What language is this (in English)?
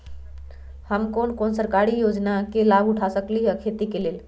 Magahi